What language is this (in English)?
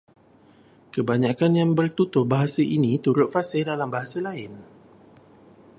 Malay